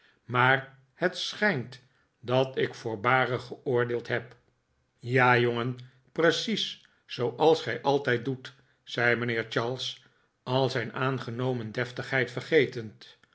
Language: Dutch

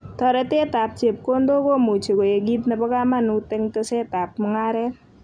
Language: Kalenjin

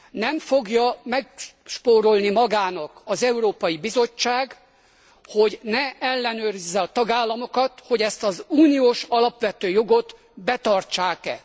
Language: Hungarian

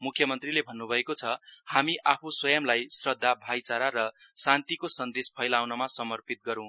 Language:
Nepali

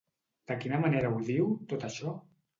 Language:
Catalan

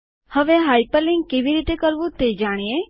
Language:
Gujarati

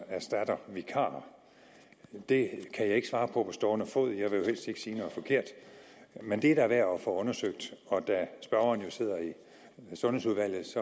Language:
Danish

